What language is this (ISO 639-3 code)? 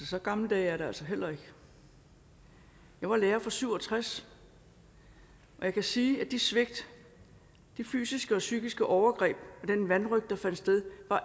dan